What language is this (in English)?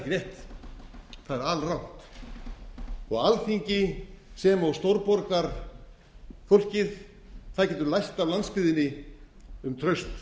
Icelandic